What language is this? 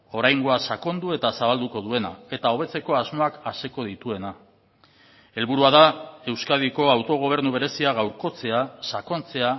Basque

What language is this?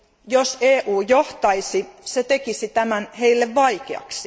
Finnish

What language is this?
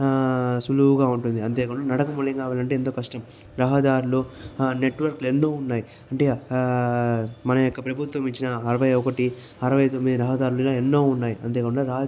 Telugu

